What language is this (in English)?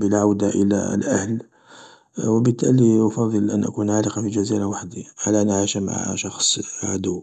Algerian Arabic